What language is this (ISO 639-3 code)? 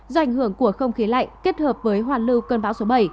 vie